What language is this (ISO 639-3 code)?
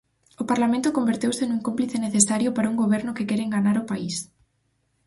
glg